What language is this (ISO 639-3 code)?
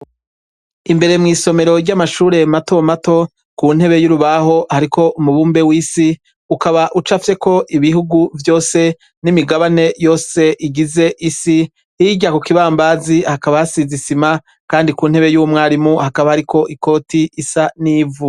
run